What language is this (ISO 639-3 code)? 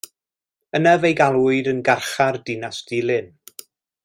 cym